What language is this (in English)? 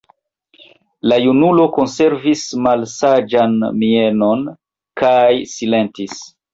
Esperanto